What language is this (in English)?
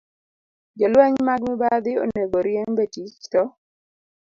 Luo (Kenya and Tanzania)